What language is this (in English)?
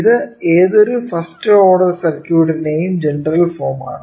Malayalam